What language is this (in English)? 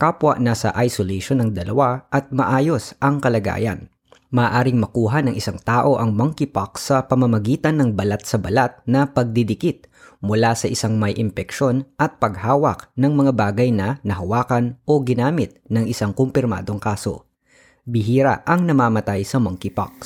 Filipino